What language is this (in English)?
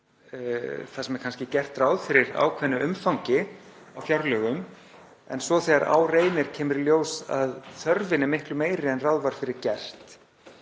Icelandic